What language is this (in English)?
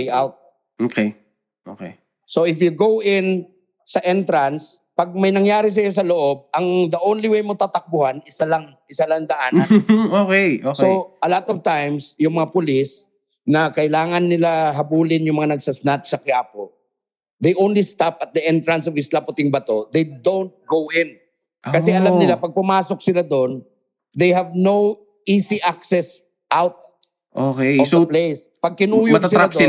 Filipino